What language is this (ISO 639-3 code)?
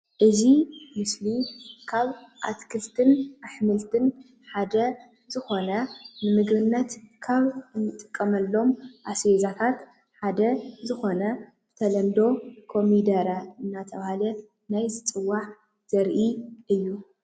tir